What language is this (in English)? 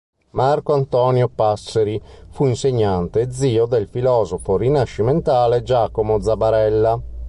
Italian